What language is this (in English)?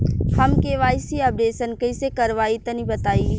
Bhojpuri